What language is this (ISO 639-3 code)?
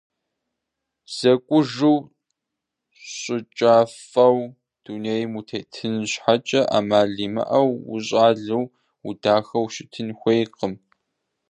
kbd